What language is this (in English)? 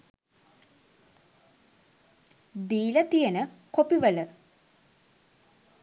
Sinhala